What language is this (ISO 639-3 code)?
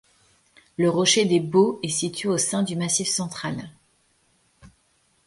fra